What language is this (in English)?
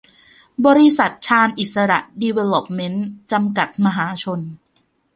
Thai